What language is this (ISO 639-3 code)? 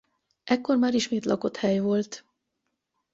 hun